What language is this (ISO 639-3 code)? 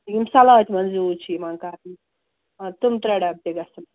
kas